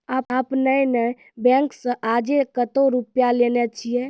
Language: Maithili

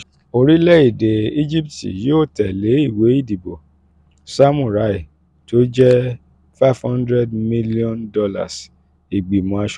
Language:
Yoruba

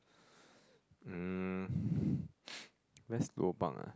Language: English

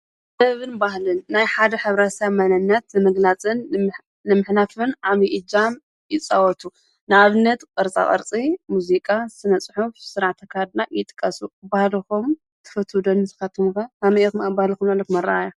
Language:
Tigrinya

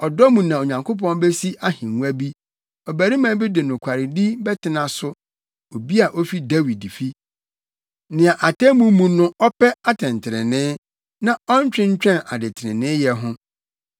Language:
Akan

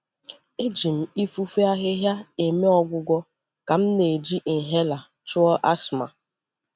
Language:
Igbo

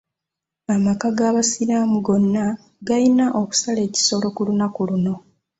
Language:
Ganda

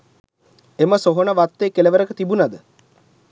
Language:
Sinhala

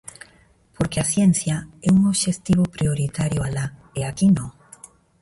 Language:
Galician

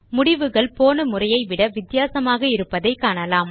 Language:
Tamil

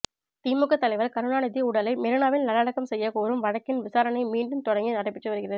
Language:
Tamil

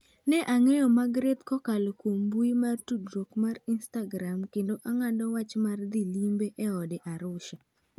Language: Luo (Kenya and Tanzania)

